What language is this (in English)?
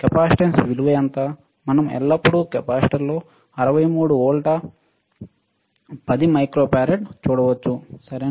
Telugu